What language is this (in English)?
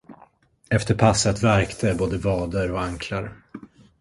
Swedish